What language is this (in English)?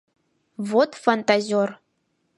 Mari